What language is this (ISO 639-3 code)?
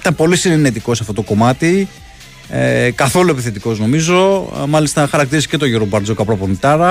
ell